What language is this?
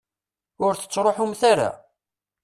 Kabyle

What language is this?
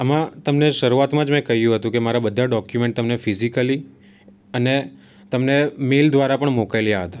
Gujarati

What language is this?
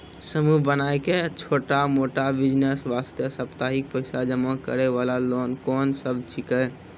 Maithili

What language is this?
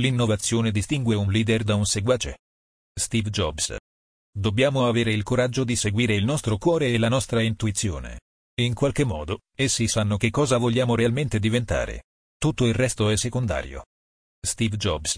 Italian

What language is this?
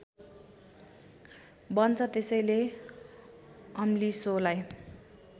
Nepali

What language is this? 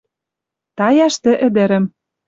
Western Mari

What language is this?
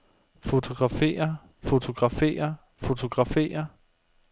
Danish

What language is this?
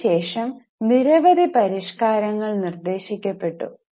Malayalam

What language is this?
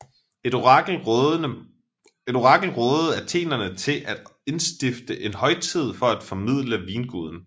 Danish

